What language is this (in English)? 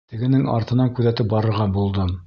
Bashkir